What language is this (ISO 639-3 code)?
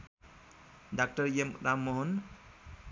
nep